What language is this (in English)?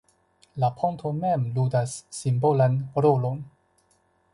Esperanto